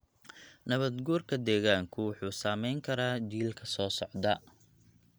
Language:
Somali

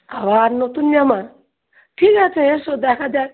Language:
Bangla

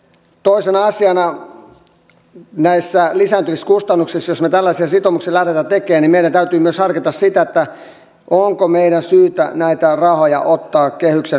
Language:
Finnish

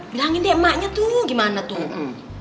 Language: Indonesian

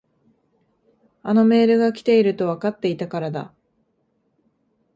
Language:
Japanese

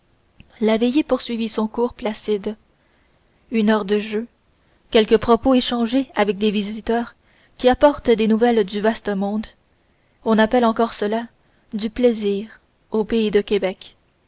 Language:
French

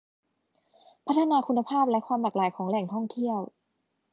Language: Thai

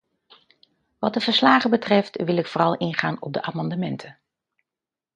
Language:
Dutch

